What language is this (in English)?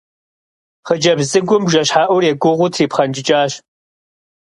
Kabardian